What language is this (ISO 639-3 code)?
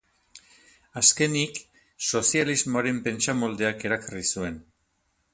eus